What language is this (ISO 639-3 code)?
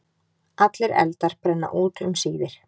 isl